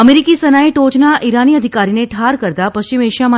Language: Gujarati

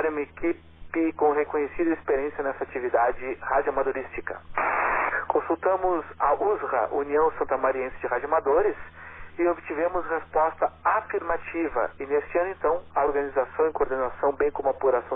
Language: Portuguese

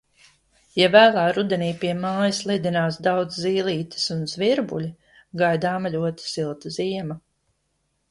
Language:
Latvian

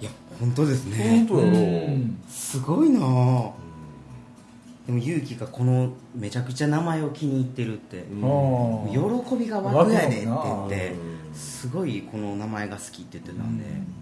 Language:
Japanese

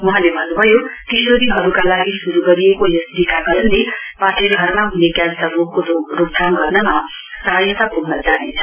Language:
Nepali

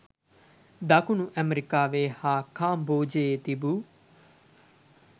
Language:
Sinhala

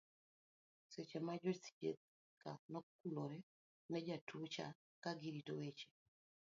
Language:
Luo (Kenya and Tanzania)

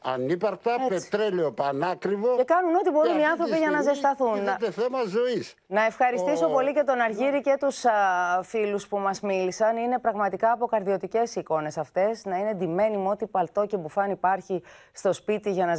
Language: Greek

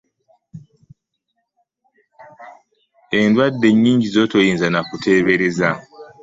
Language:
Ganda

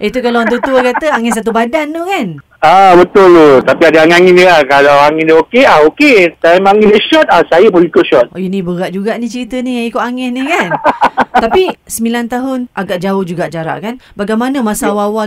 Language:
Malay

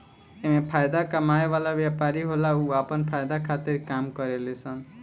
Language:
Bhojpuri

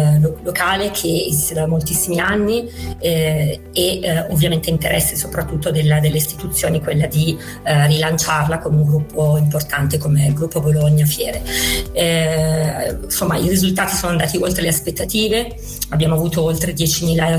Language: Italian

